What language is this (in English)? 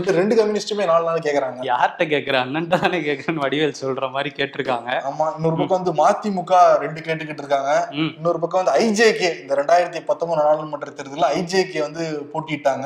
Tamil